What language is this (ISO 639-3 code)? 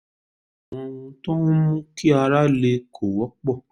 yor